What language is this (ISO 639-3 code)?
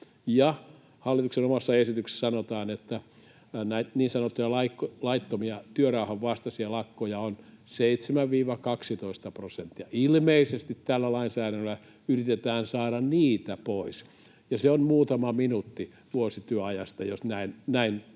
fin